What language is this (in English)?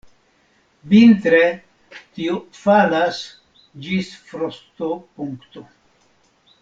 Esperanto